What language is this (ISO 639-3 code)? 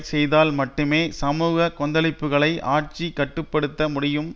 tam